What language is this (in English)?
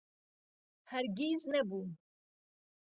Central Kurdish